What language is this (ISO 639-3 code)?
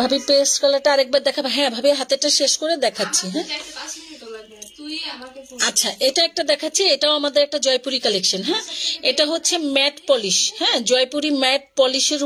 hin